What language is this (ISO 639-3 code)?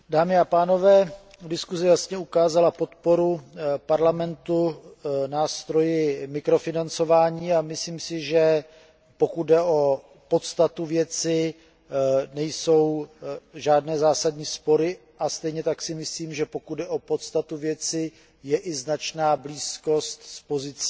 ces